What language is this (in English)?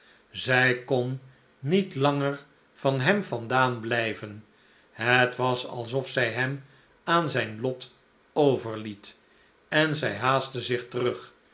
Dutch